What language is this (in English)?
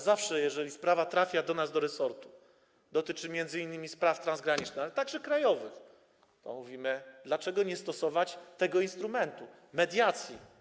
Polish